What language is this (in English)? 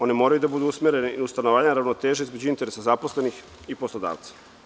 Serbian